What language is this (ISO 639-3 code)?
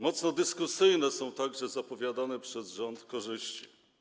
pol